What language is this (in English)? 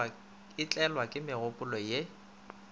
Northern Sotho